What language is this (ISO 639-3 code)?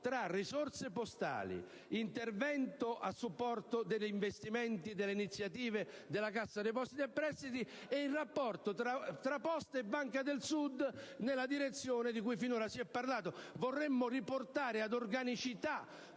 ita